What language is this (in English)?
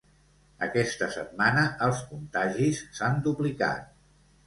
Catalan